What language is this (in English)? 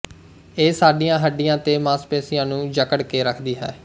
Punjabi